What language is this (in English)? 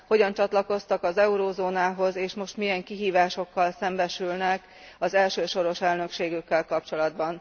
Hungarian